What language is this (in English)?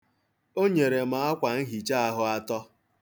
Igbo